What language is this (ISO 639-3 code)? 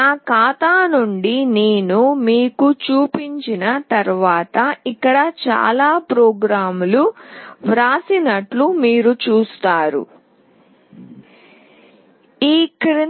tel